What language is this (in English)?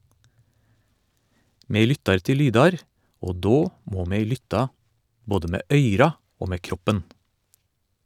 Norwegian